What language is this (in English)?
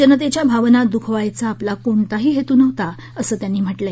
Marathi